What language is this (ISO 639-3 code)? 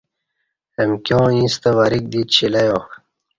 bsh